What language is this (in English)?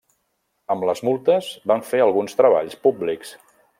Catalan